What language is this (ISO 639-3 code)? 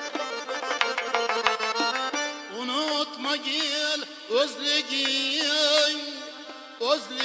uzb